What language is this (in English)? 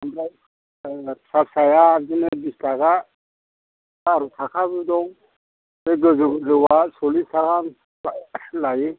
Bodo